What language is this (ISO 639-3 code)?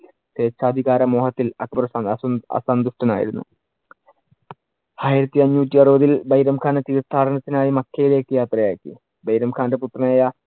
mal